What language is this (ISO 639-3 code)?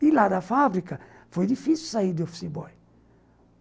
por